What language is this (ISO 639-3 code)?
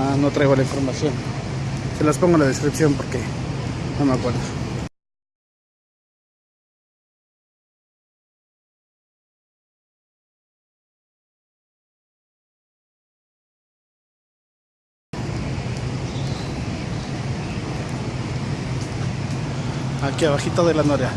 spa